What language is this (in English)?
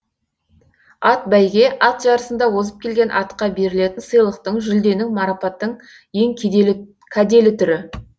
Kazakh